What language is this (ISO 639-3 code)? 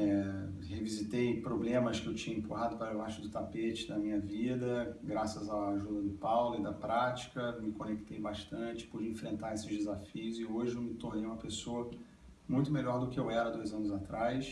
por